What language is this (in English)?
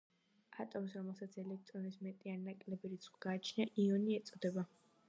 Georgian